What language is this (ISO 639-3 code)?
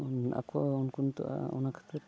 sat